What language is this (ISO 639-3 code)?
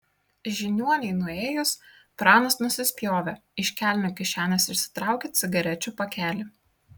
lit